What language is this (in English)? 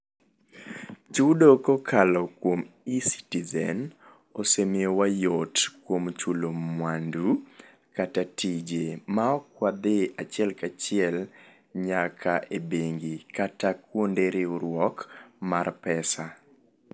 Luo (Kenya and Tanzania)